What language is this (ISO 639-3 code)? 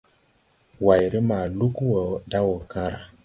tui